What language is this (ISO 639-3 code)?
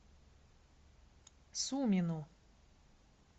rus